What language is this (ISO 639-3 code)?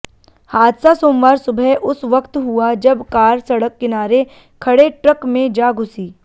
hin